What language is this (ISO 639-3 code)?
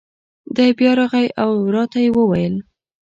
pus